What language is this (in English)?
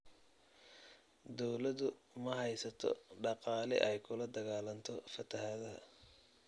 Somali